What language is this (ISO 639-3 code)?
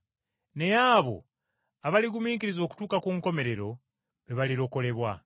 lug